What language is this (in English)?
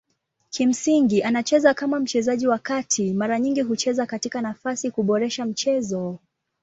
Swahili